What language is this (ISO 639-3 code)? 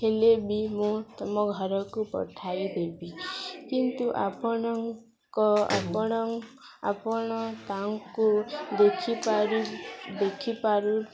ori